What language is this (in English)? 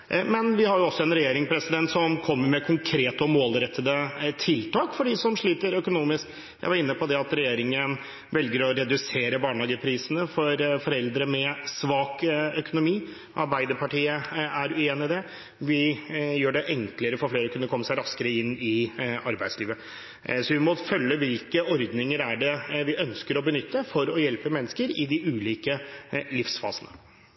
Norwegian Bokmål